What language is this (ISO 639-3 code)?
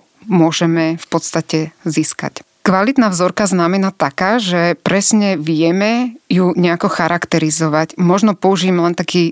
slk